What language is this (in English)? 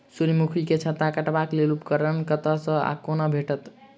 Maithili